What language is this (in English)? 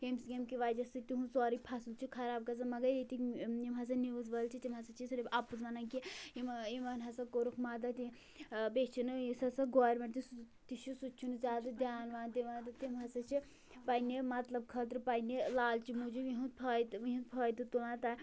Kashmiri